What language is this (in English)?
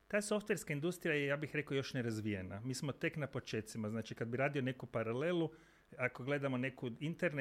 Croatian